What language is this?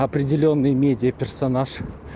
Russian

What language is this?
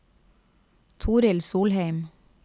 Norwegian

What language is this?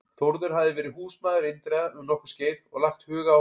Icelandic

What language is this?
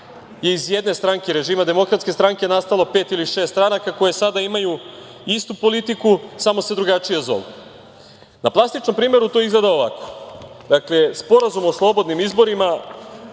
Serbian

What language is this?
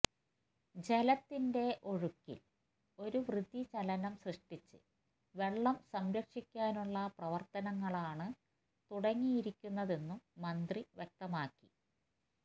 Malayalam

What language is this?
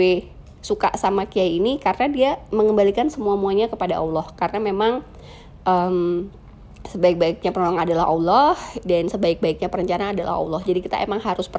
Indonesian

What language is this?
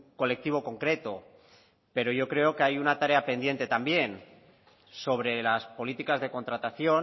Spanish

